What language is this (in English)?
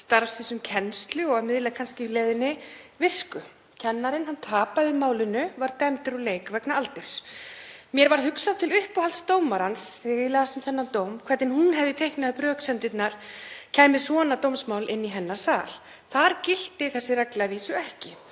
Icelandic